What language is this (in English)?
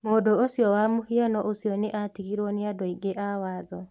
Kikuyu